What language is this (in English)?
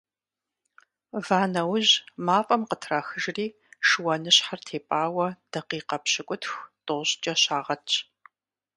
Kabardian